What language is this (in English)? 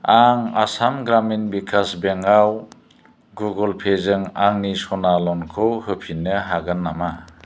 Bodo